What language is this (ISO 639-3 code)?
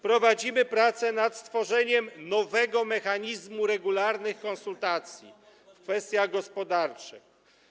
pol